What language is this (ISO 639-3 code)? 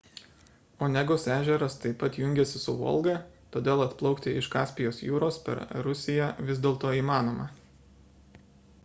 lit